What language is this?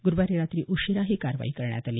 Marathi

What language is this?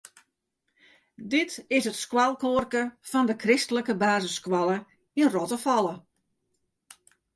Western Frisian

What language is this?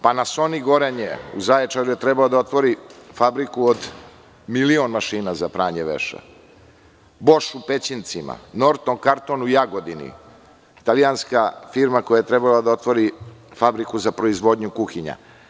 Serbian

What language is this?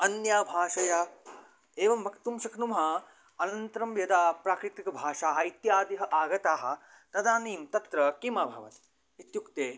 Sanskrit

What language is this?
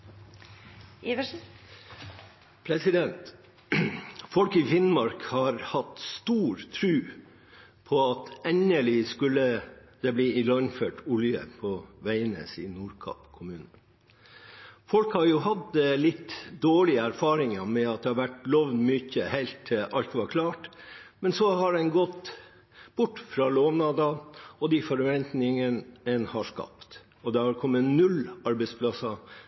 Norwegian Bokmål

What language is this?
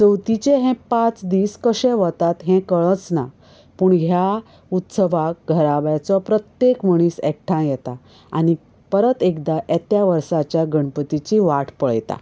Konkani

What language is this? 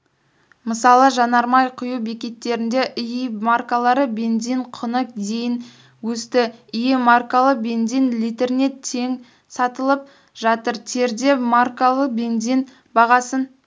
Kazakh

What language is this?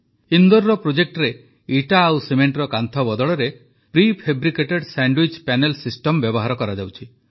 Odia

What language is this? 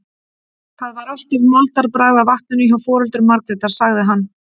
Icelandic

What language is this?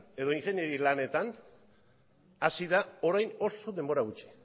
Basque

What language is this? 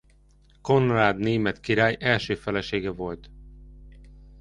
Hungarian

